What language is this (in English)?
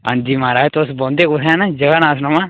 Dogri